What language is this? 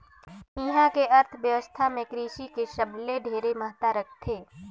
Chhattisgarhi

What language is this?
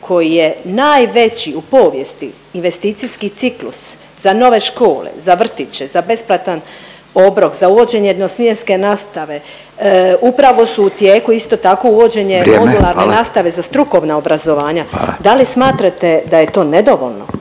Croatian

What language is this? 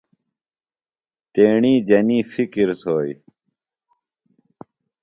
Phalura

